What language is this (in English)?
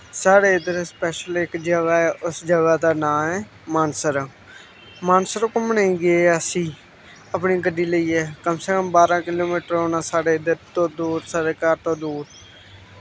Dogri